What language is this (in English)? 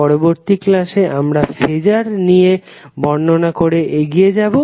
Bangla